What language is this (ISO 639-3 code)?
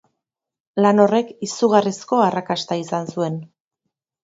eus